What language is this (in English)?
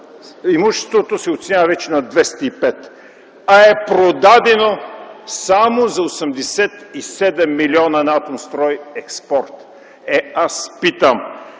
Bulgarian